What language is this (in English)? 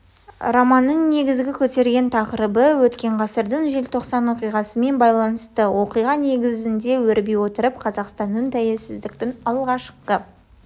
Kazakh